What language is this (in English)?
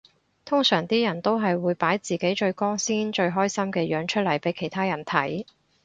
Cantonese